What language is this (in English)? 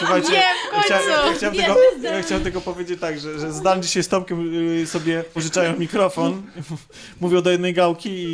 Polish